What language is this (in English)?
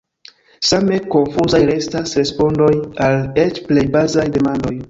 Esperanto